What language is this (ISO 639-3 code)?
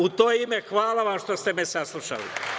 srp